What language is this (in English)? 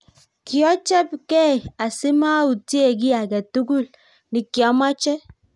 Kalenjin